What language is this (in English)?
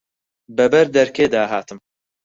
Central Kurdish